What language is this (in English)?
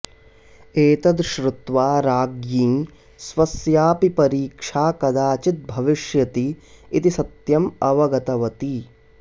Sanskrit